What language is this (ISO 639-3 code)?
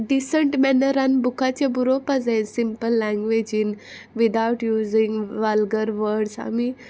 kok